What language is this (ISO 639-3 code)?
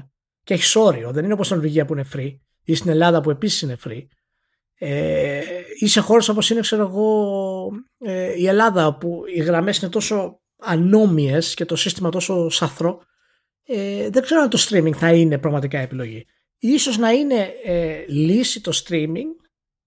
ell